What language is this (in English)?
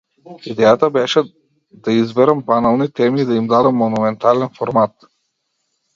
Macedonian